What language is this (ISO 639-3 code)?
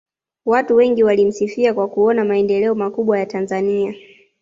swa